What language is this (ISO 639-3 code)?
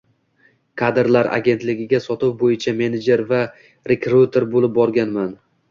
uzb